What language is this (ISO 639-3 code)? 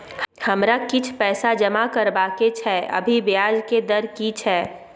mai